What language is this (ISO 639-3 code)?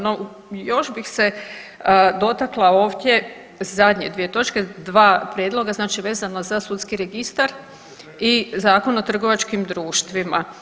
hrv